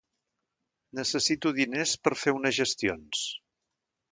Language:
Catalan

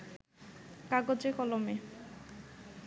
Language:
Bangla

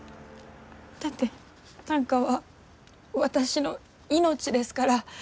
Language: Japanese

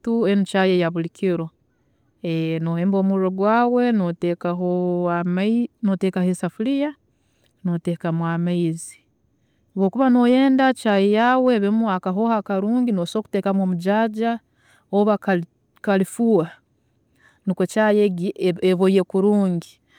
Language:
Tooro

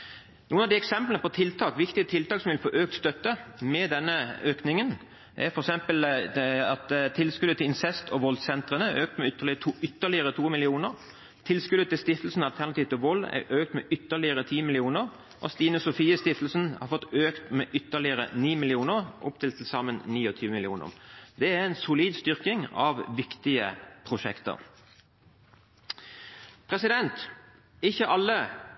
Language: Norwegian Bokmål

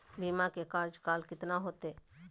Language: Magahi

